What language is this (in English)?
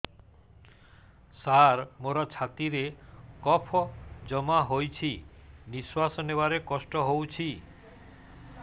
Odia